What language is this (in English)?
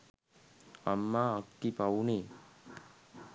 Sinhala